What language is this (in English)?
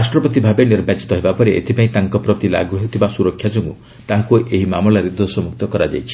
Odia